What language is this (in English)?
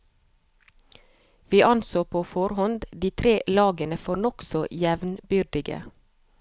Norwegian